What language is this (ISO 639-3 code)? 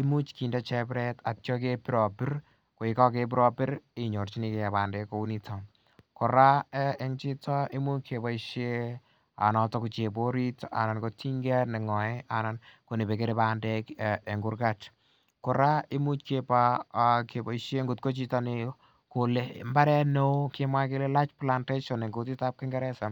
kln